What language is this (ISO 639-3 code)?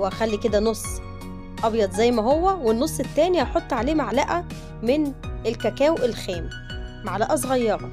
ara